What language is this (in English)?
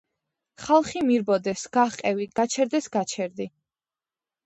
Georgian